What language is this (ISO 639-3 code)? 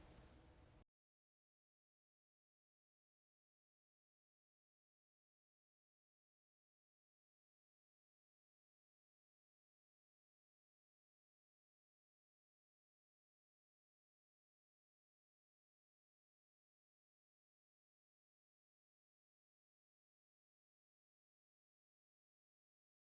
tha